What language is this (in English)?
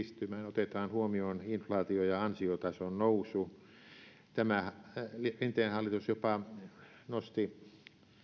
Finnish